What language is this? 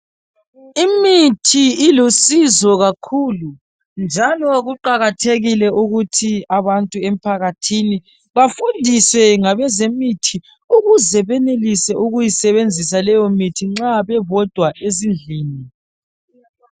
North Ndebele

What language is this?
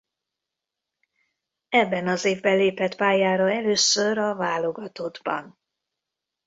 Hungarian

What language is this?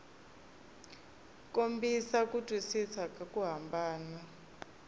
Tsonga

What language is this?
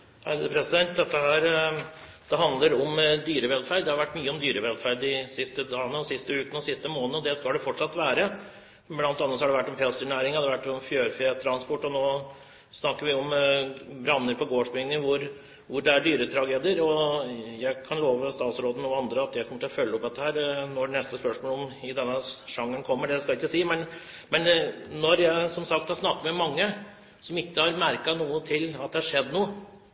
Norwegian Bokmål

